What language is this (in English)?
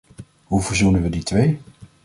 Dutch